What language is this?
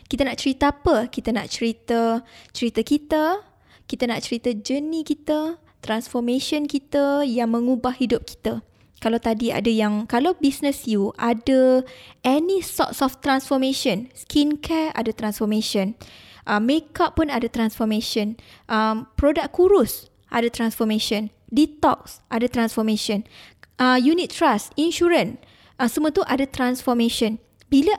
Malay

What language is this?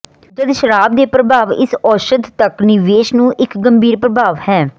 Punjabi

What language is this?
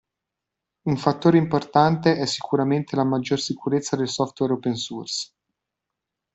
Italian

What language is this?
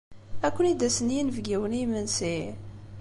Kabyle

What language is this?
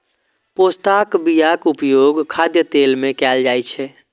Maithili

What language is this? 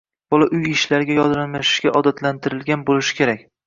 Uzbek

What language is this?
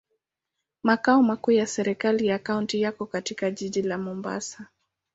Swahili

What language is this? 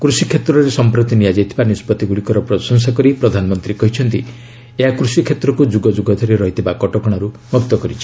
Odia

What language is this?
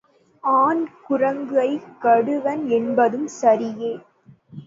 Tamil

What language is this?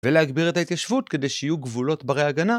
Hebrew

